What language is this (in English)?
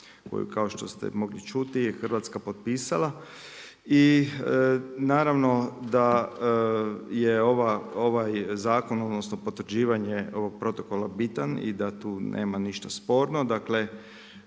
Croatian